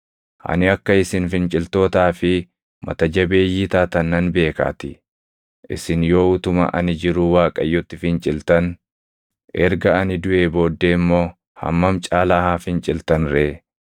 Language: Oromo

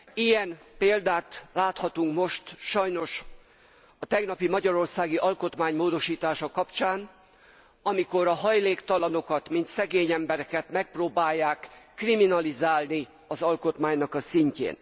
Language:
Hungarian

